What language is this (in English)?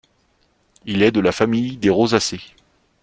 French